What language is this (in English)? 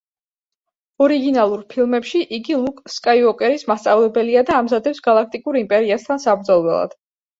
Georgian